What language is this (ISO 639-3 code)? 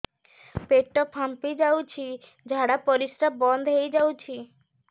ori